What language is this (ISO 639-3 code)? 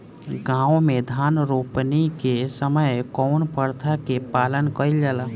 bho